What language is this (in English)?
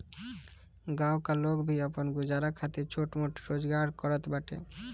Bhojpuri